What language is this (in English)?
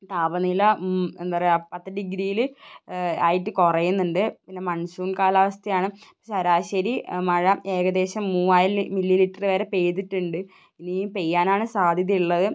Malayalam